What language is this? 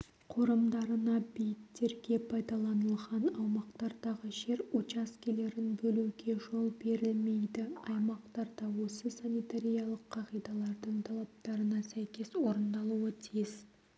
Kazakh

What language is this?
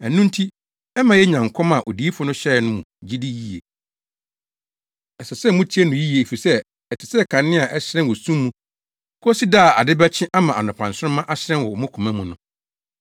Akan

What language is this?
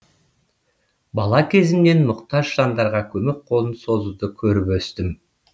Kazakh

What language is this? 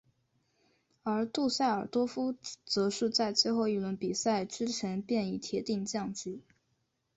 Chinese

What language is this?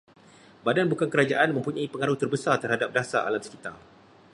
Malay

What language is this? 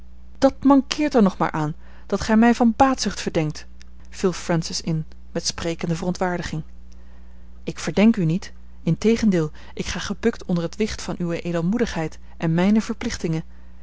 Dutch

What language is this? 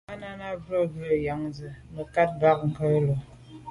Medumba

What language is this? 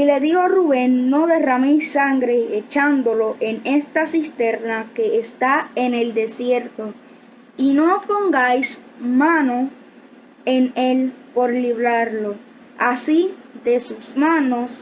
Spanish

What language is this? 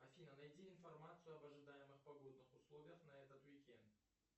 Russian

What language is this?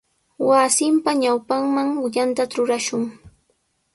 Sihuas Ancash Quechua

